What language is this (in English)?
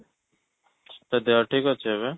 Odia